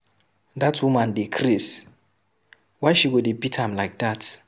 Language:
Nigerian Pidgin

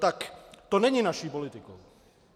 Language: Czech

